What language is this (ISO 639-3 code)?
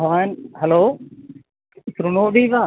san